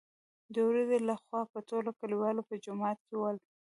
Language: Pashto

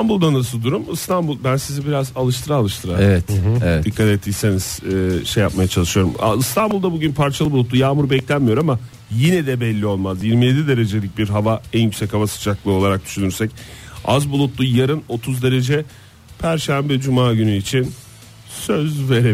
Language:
Turkish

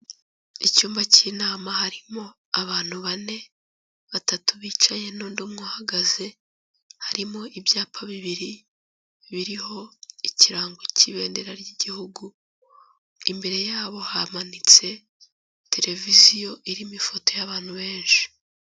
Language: Kinyarwanda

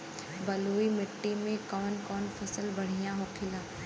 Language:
Bhojpuri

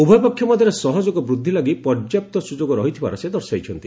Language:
Odia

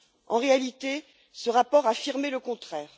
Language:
French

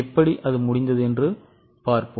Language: Tamil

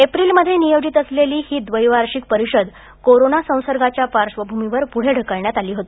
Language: Marathi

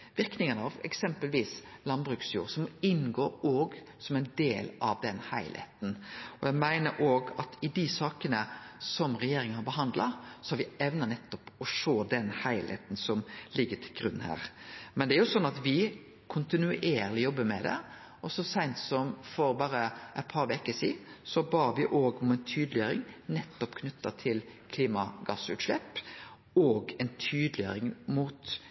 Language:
Norwegian Nynorsk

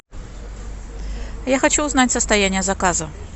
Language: Russian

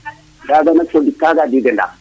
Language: Serer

